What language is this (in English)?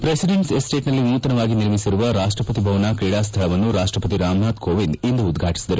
Kannada